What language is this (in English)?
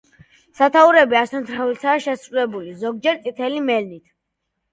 Georgian